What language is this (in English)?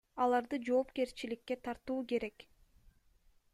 Kyrgyz